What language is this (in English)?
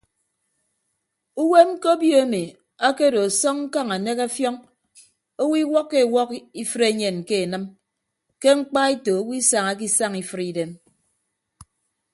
Ibibio